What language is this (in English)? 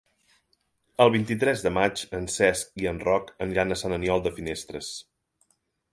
Catalan